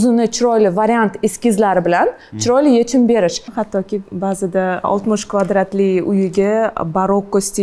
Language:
Turkish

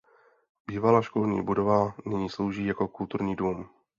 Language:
Czech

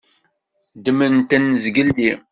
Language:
Kabyle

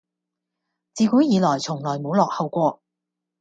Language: Cantonese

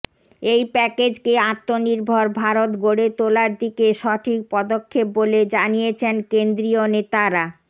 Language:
Bangla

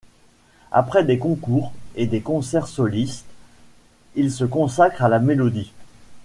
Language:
French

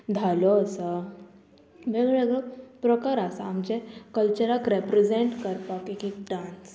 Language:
Konkani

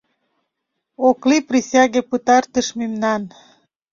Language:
Mari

